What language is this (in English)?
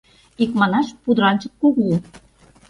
Mari